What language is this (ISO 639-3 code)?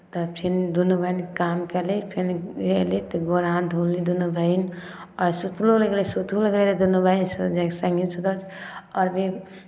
mai